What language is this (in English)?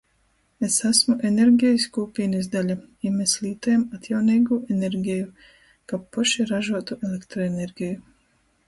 Latgalian